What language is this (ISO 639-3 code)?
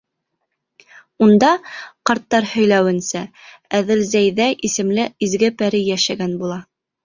bak